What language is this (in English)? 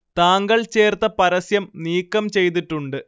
Malayalam